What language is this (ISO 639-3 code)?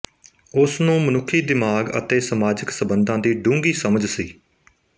pan